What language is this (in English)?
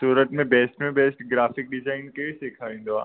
Sindhi